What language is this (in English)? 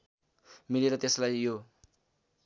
Nepali